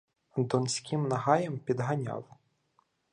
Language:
Ukrainian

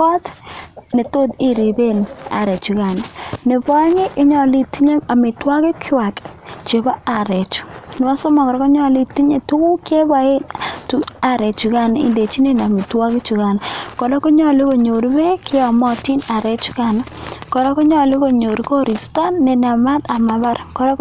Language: Kalenjin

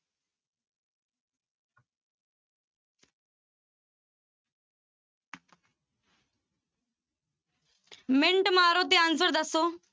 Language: Punjabi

